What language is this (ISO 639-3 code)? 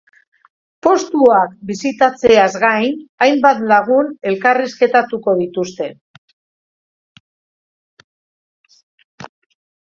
eus